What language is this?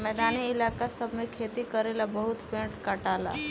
Bhojpuri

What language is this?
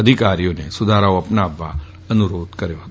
Gujarati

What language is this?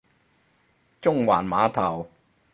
Cantonese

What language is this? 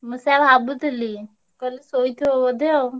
Odia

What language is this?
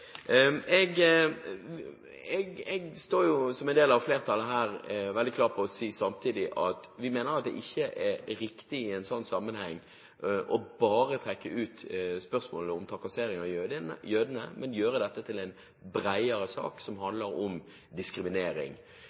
Norwegian Bokmål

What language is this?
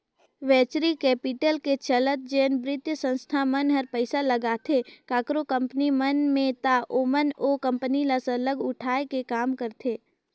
Chhattisgarhi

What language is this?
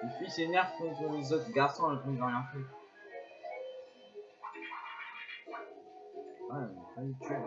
French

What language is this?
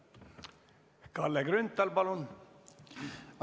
Estonian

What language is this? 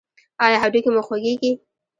Pashto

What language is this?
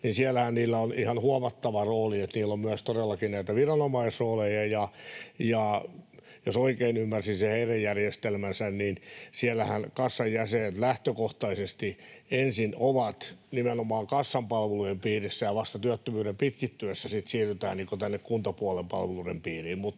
Finnish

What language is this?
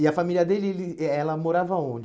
Portuguese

